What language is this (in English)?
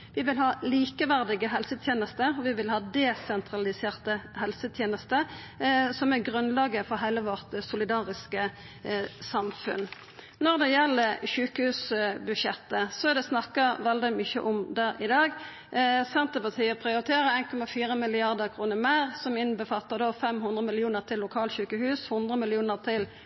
Norwegian Nynorsk